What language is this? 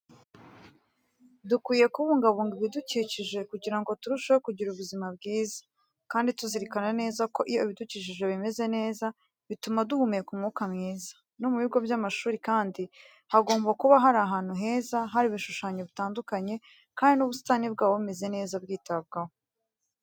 Kinyarwanda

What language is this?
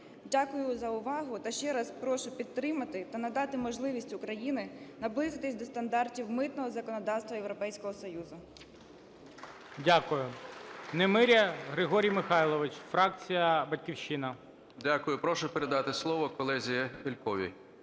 Ukrainian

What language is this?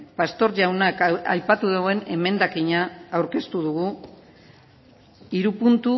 Basque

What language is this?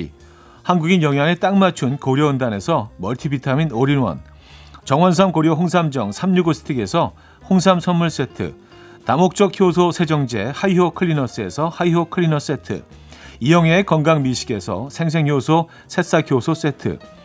Korean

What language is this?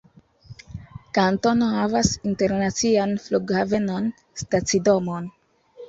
Esperanto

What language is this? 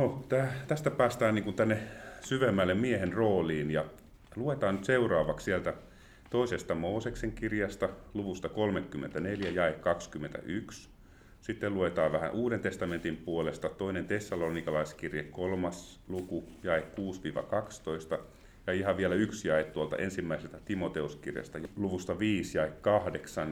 Finnish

